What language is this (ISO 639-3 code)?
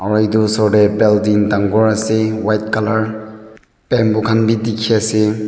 nag